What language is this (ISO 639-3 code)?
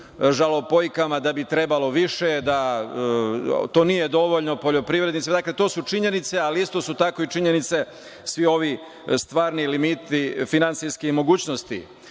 srp